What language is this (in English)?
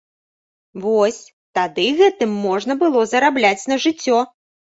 Belarusian